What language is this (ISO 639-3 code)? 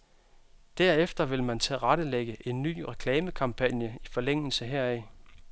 dan